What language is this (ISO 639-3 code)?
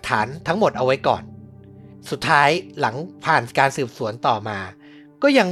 tha